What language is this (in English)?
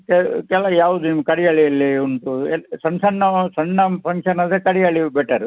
Kannada